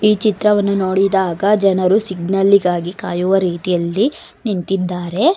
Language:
Kannada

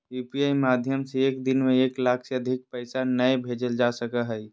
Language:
Magahi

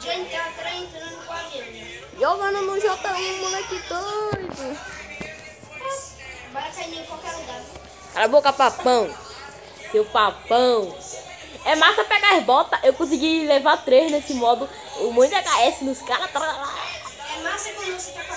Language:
Portuguese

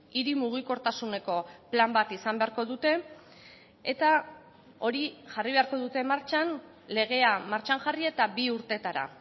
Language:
Basque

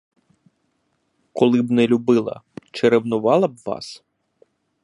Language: Ukrainian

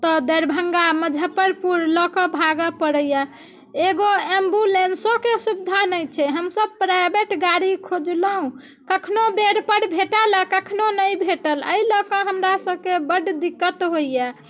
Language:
Maithili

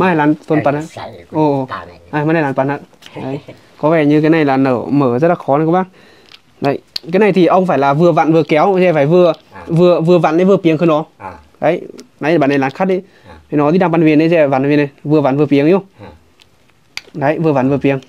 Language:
Vietnamese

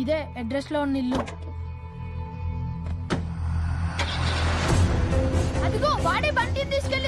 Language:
Telugu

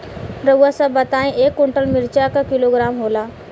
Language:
Bhojpuri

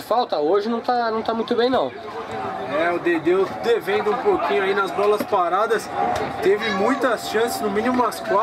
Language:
Portuguese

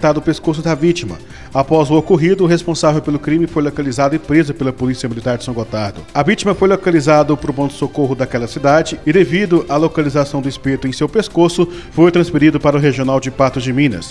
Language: Portuguese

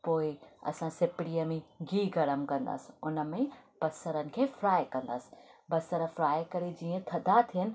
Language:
Sindhi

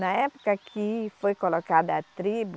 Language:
Portuguese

